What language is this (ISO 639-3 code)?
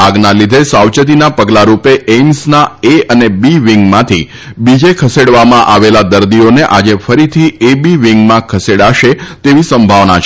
guj